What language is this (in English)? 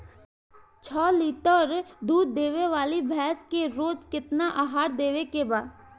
Bhojpuri